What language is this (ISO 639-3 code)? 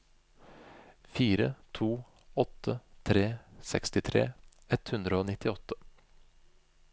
nor